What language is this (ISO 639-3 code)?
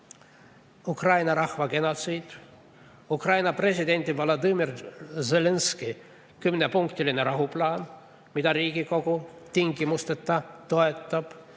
est